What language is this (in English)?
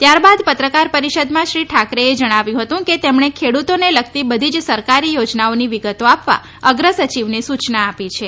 Gujarati